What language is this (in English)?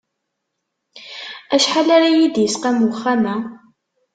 Kabyle